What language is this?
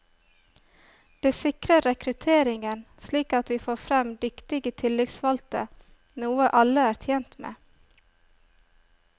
Norwegian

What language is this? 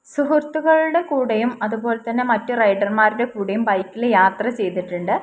Malayalam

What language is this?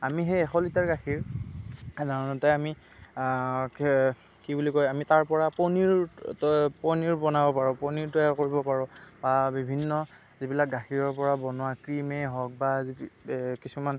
Assamese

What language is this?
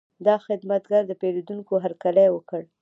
Pashto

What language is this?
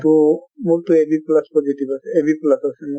Assamese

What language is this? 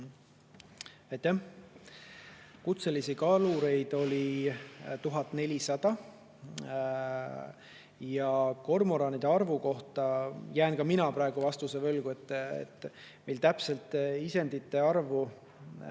Estonian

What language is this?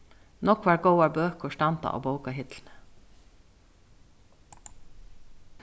Faroese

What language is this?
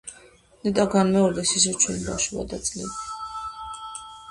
Georgian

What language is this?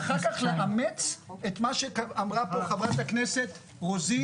Hebrew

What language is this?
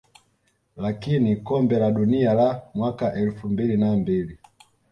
Swahili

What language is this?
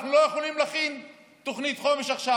Hebrew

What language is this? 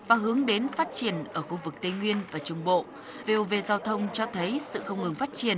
Vietnamese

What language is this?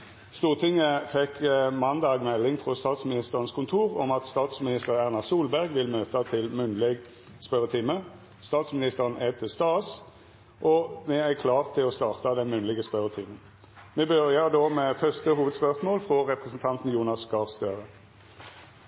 Norwegian Nynorsk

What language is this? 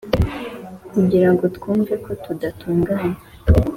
Kinyarwanda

